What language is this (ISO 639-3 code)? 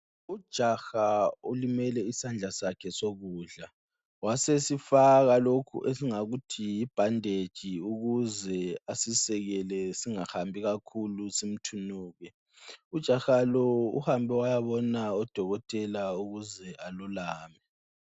nde